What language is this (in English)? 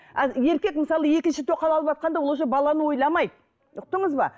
Kazakh